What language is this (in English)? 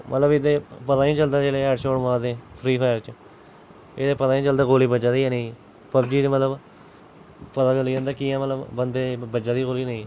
Dogri